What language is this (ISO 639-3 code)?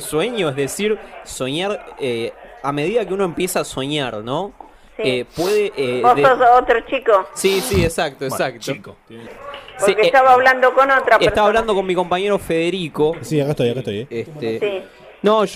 spa